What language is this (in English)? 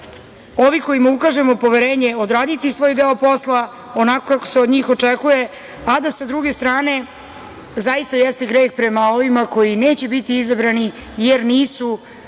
Serbian